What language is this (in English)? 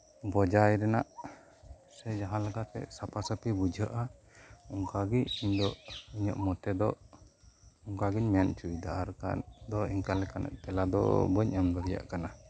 Santali